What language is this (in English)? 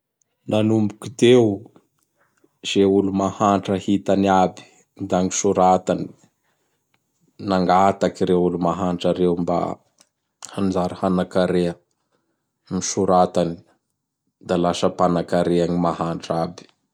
Bara Malagasy